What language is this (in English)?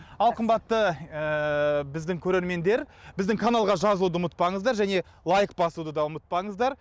Kazakh